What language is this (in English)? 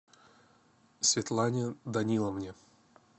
Russian